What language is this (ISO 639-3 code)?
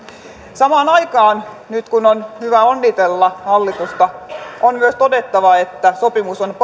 fin